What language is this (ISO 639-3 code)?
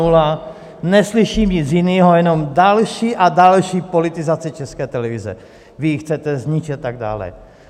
ces